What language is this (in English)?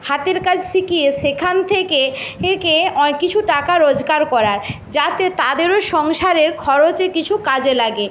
Bangla